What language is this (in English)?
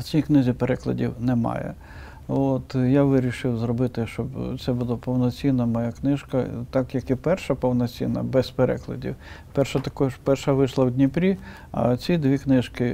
Ukrainian